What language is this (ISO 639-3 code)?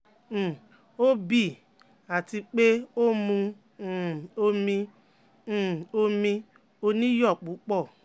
yor